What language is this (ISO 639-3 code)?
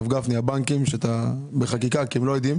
heb